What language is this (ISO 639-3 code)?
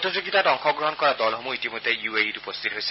asm